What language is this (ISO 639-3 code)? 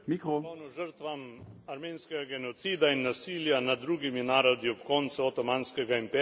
slv